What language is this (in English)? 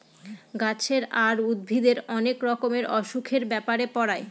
Bangla